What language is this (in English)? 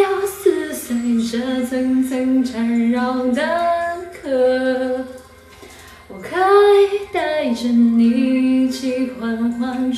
Chinese